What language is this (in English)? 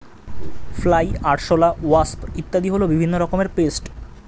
Bangla